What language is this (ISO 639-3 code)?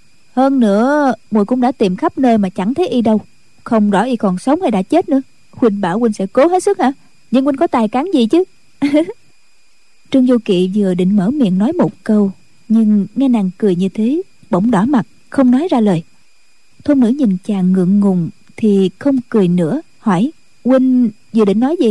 vie